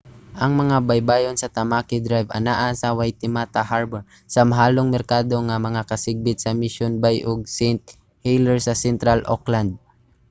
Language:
Cebuano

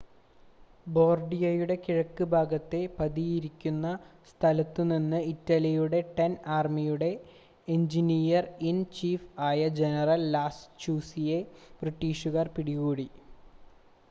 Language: Malayalam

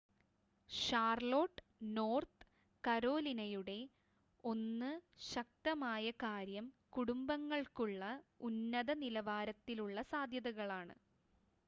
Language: Malayalam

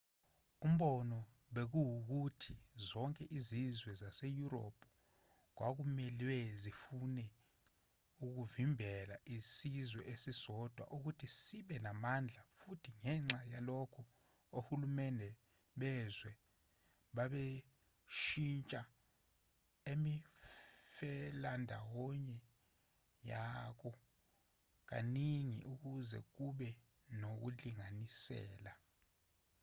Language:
Zulu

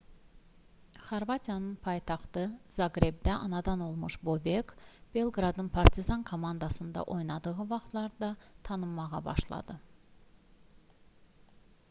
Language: Azerbaijani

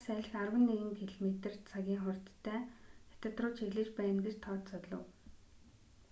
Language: Mongolian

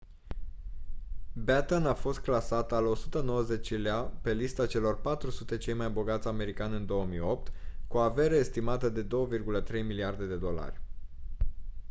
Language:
Romanian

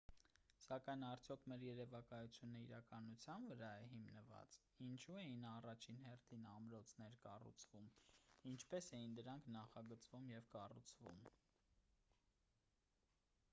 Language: Armenian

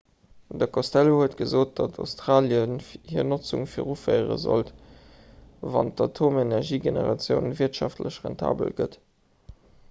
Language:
Luxembourgish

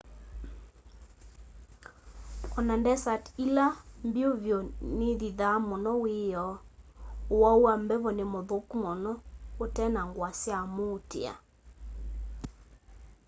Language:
Kamba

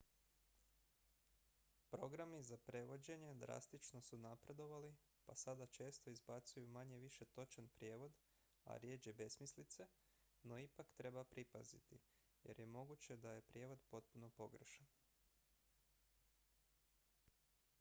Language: Croatian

